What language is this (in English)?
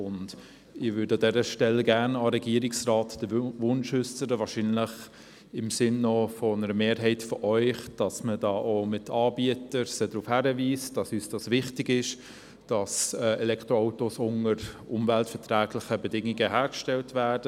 Swiss German